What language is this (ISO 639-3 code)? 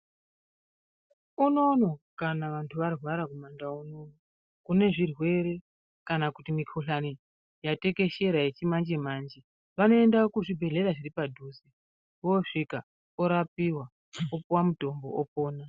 ndc